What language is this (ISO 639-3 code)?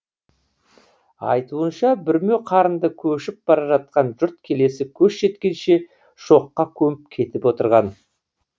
kaz